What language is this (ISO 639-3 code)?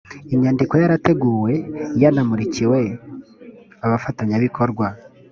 kin